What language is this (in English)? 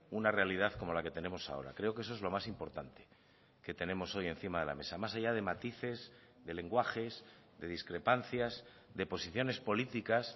Spanish